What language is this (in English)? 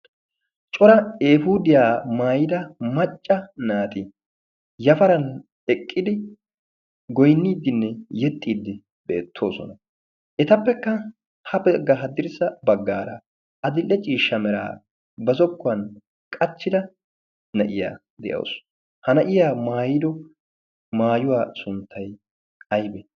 Wolaytta